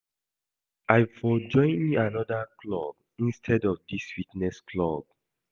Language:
Nigerian Pidgin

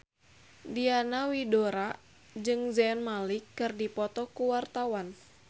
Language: Sundanese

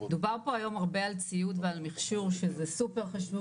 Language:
Hebrew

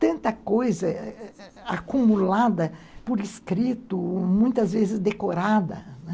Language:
Portuguese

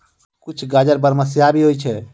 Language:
Maithili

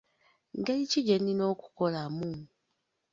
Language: Ganda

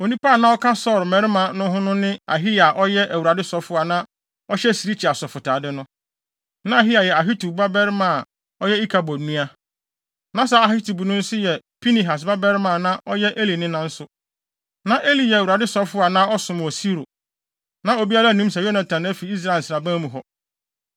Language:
Akan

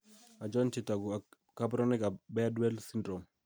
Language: Kalenjin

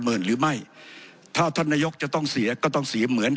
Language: Thai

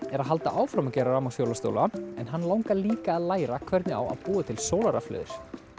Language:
Icelandic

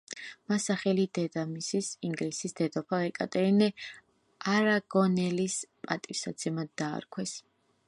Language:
Georgian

